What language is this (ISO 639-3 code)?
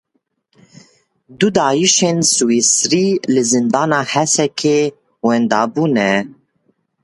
kur